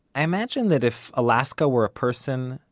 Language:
English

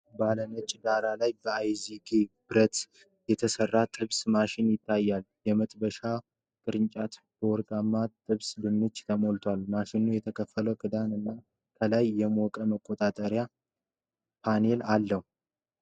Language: Amharic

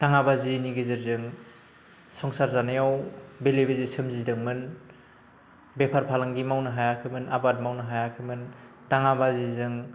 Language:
Bodo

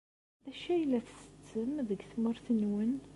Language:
Kabyle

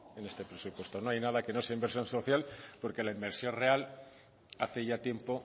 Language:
Spanish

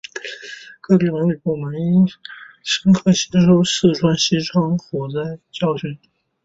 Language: Chinese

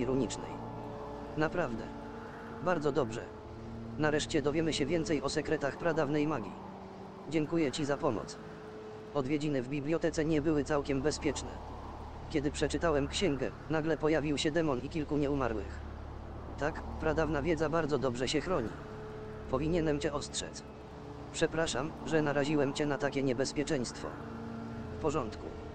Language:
Polish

